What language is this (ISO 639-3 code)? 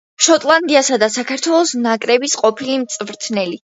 kat